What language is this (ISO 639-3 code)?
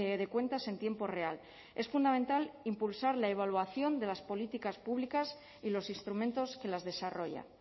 spa